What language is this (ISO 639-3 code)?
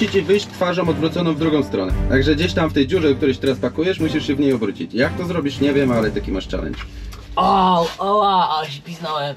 pol